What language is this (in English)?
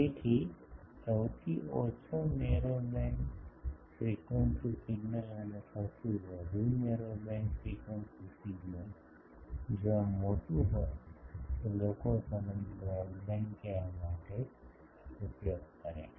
Gujarati